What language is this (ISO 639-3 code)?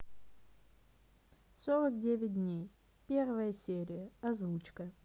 rus